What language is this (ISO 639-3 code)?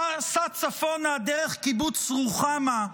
heb